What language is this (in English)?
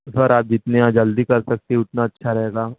Urdu